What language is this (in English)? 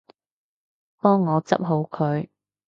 Cantonese